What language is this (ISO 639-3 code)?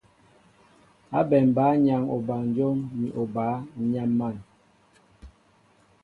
mbo